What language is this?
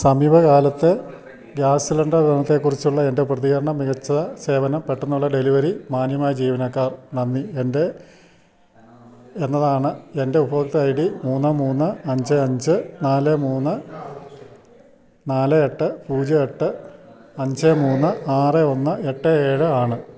Malayalam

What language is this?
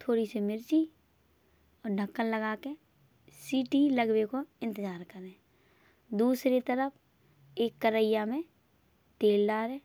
Bundeli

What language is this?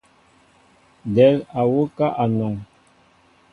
Mbo (Cameroon)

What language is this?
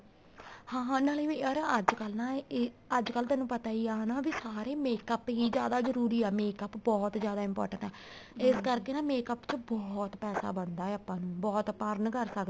Punjabi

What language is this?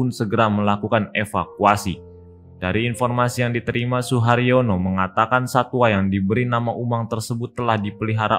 Indonesian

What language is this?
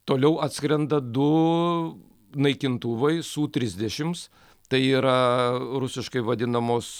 Lithuanian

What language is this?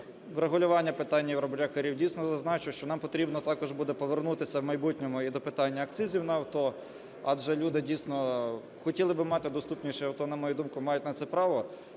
Ukrainian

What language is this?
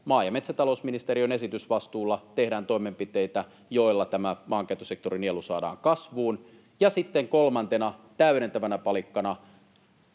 Finnish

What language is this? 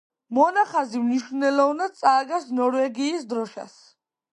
Georgian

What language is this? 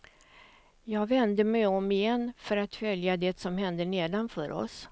Swedish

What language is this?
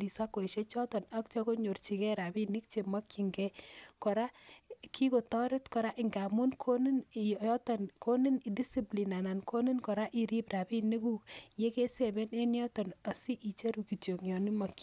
Kalenjin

